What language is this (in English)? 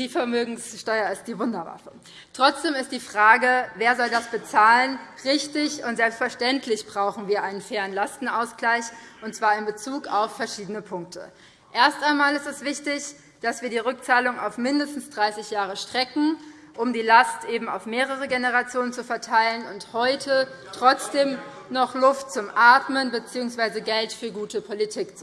German